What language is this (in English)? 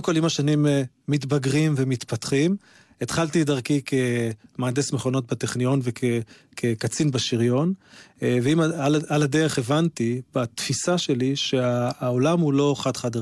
Hebrew